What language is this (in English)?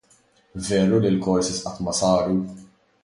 Maltese